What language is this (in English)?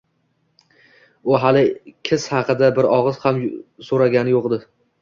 Uzbek